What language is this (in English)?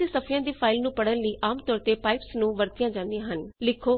Punjabi